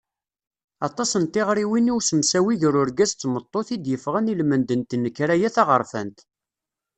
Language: Kabyle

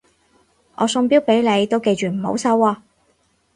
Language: Cantonese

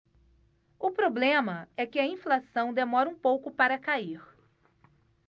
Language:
Portuguese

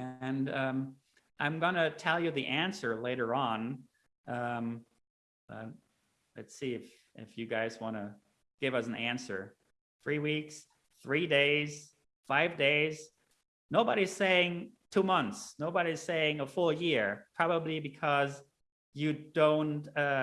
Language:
English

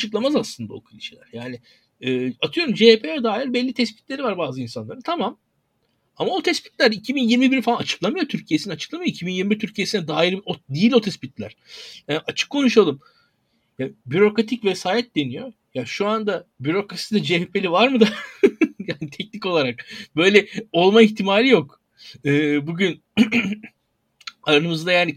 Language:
Turkish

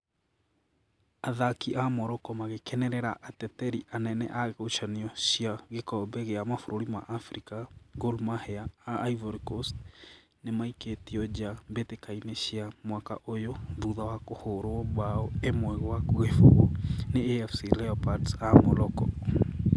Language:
Kikuyu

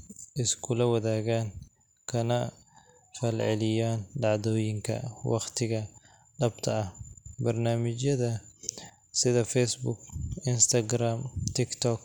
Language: Somali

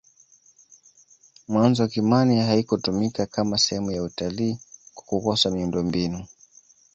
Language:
Swahili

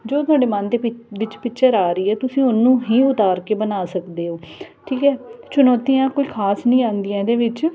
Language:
Punjabi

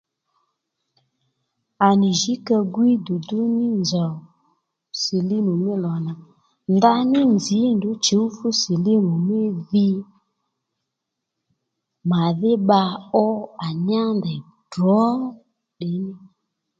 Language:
Lendu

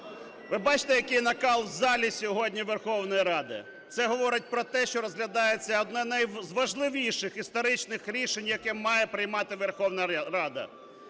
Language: Ukrainian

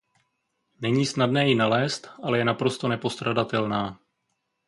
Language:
Czech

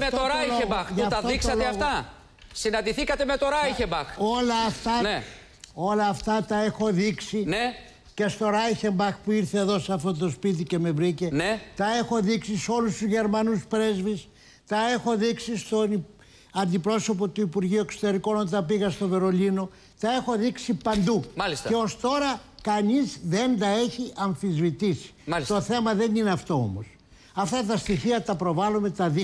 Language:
Greek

